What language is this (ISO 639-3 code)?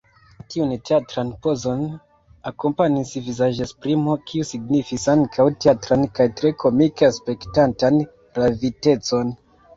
epo